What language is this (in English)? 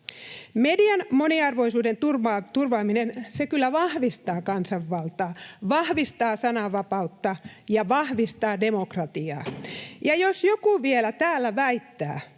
Finnish